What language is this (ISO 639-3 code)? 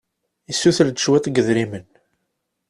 kab